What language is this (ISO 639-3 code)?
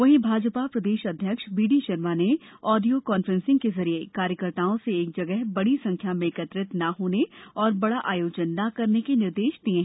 hin